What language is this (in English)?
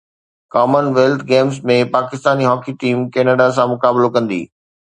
Sindhi